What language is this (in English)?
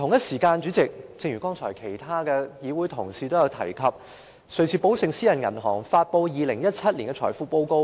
Cantonese